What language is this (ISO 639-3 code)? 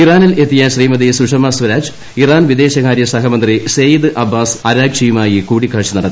mal